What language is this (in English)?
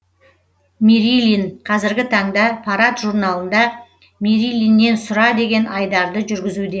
Kazakh